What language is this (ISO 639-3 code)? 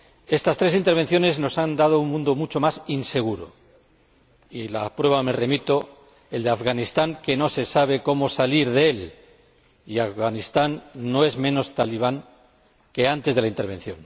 spa